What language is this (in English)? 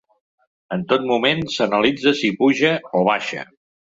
Catalan